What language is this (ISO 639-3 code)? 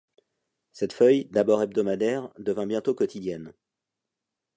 fra